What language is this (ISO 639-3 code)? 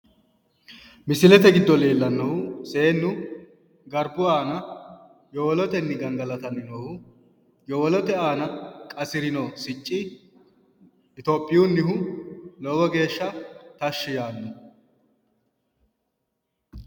sid